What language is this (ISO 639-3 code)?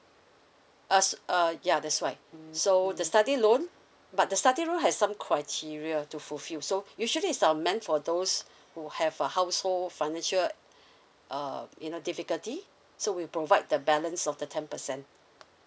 eng